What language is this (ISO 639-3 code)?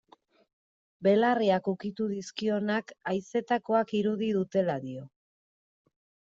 eus